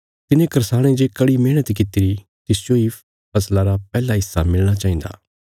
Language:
Bilaspuri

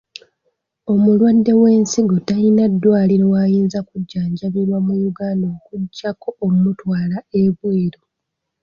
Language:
Ganda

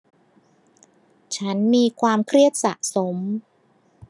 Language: Thai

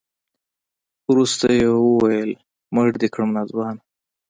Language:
Pashto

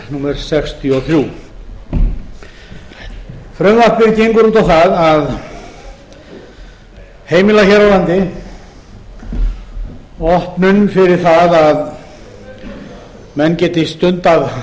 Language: Icelandic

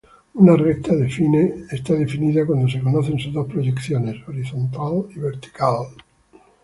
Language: Spanish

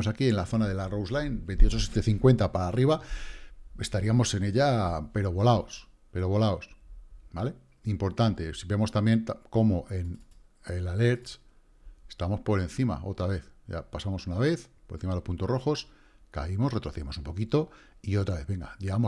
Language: Spanish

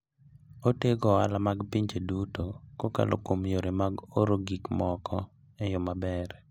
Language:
Luo (Kenya and Tanzania)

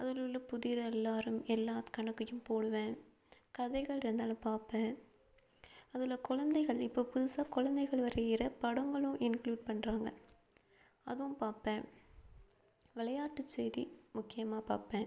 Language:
Tamil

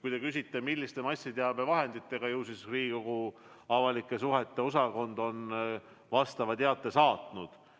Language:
Estonian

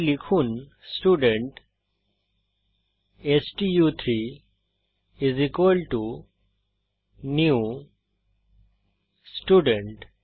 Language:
Bangla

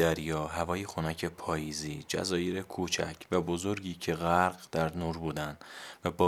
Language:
Persian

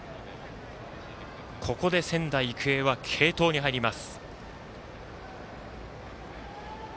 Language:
Japanese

